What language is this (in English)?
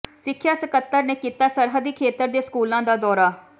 Punjabi